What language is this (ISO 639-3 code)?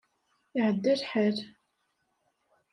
kab